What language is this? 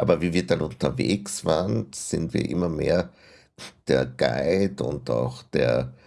German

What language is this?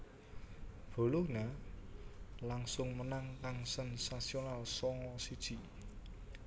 Javanese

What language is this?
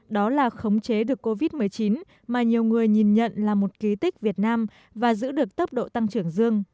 Vietnamese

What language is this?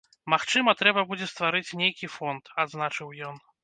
Belarusian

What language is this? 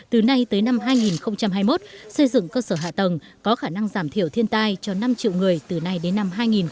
Vietnamese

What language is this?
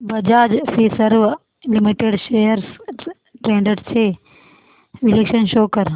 Marathi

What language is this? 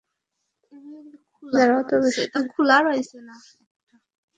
Bangla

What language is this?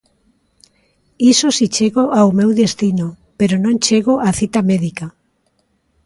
Galician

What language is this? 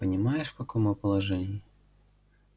Russian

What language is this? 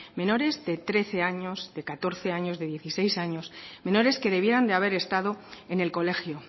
Spanish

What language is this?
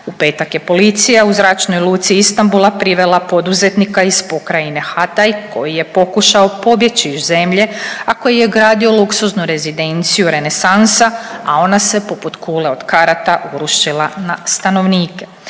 Croatian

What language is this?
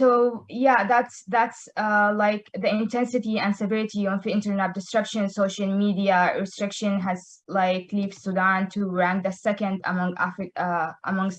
English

